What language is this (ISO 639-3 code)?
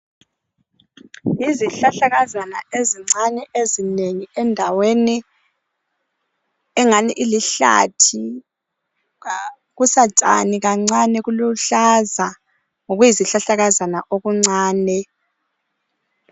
nde